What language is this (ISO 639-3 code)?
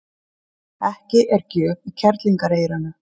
isl